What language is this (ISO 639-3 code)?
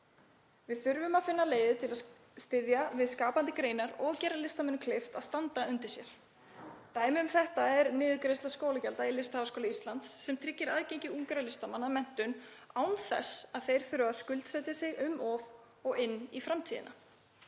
isl